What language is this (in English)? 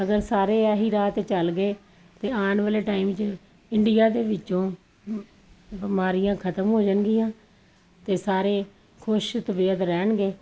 Punjabi